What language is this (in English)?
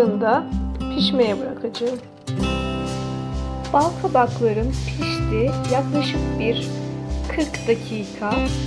Turkish